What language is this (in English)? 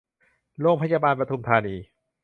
Thai